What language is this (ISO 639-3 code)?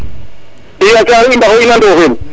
srr